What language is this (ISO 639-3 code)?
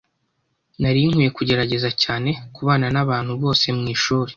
kin